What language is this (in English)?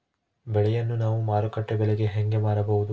Kannada